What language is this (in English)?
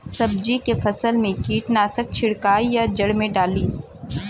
Bhojpuri